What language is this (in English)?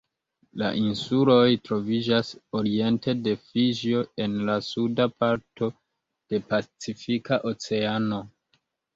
Esperanto